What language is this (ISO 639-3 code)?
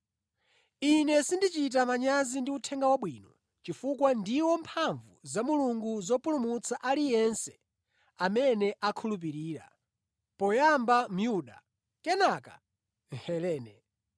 nya